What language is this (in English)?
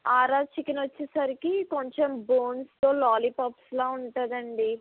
Telugu